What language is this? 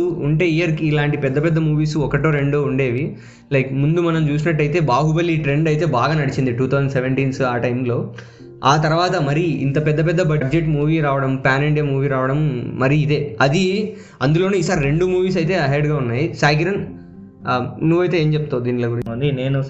Telugu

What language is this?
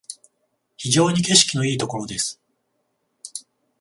Japanese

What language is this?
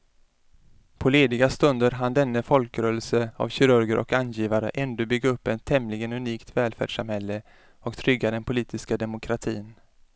Swedish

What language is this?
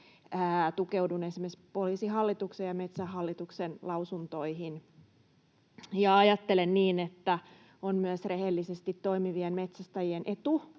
Finnish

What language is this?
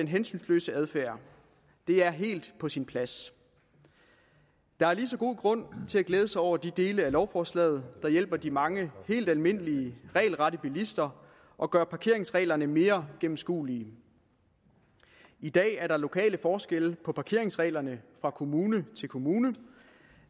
Danish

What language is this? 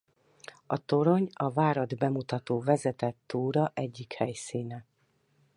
Hungarian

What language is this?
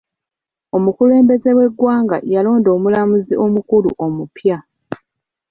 Ganda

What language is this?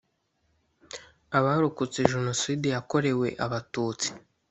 Kinyarwanda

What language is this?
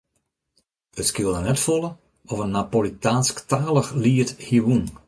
Western Frisian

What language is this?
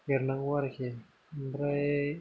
Bodo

